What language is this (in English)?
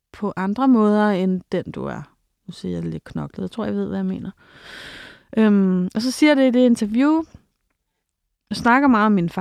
Danish